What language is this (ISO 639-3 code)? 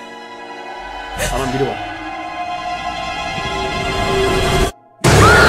tur